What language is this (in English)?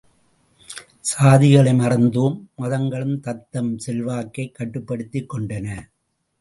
Tamil